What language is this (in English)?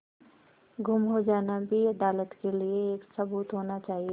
Hindi